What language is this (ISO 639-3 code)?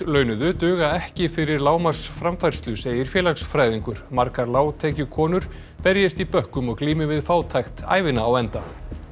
isl